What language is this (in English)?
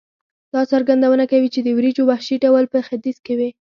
Pashto